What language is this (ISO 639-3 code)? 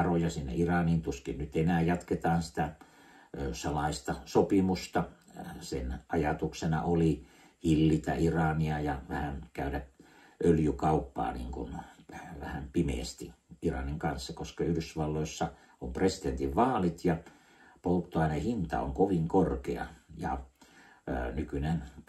fin